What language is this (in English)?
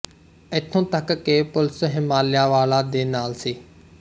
Punjabi